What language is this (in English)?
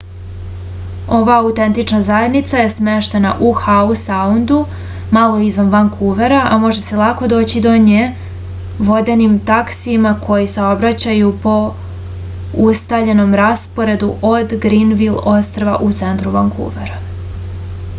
Serbian